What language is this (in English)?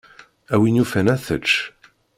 Kabyle